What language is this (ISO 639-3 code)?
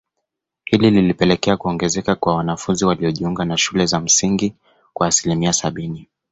swa